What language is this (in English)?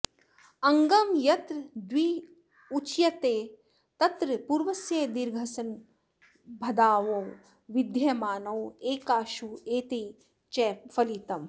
Sanskrit